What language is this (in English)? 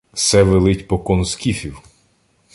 Ukrainian